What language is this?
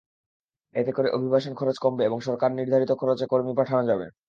Bangla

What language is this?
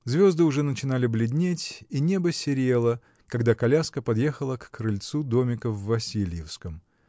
Russian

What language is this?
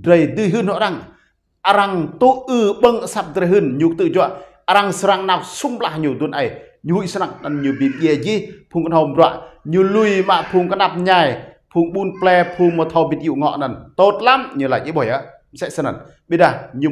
Vietnamese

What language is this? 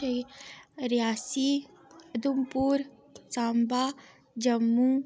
Dogri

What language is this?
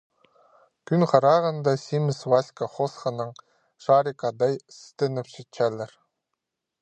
Khakas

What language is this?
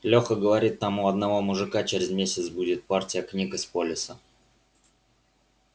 Russian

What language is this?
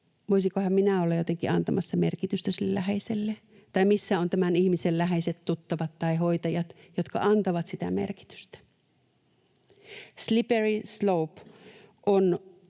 Finnish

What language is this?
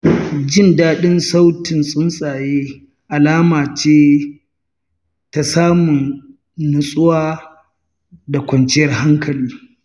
Hausa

